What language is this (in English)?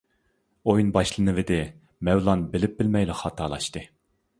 Uyghur